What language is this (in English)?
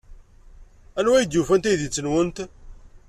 Kabyle